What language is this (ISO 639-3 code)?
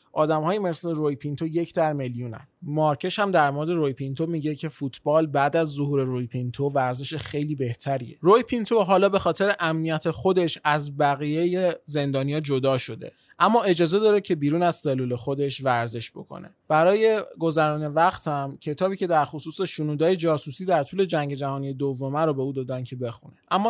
fas